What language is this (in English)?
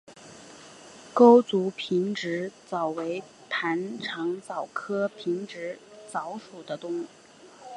Chinese